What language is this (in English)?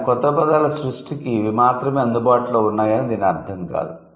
Telugu